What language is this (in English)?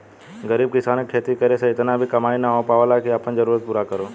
Bhojpuri